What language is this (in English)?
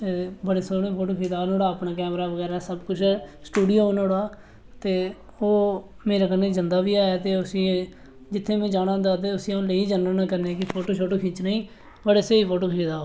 Dogri